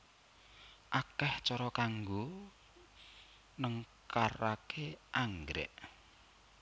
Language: Javanese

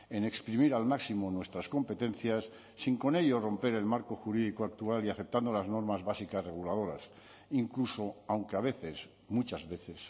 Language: Spanish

